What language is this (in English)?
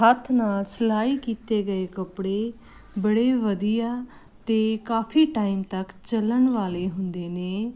Punjabi